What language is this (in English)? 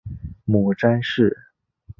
Chinese